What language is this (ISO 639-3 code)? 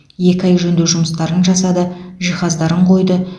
kaz